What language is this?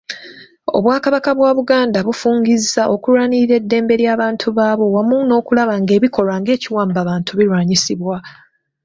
Ganda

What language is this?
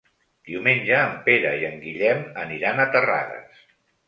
Catalan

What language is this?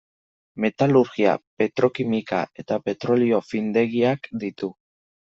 Basque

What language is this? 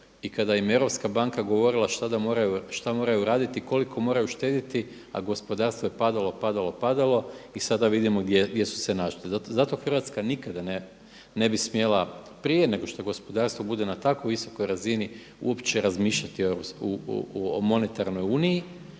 Croatian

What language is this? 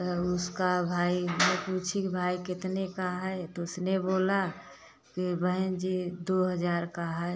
Hindi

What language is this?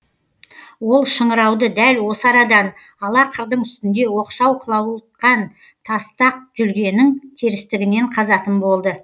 Kazakh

